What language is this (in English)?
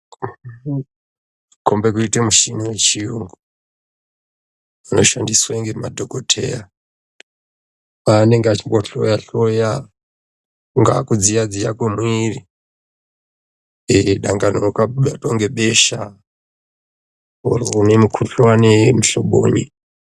Ndau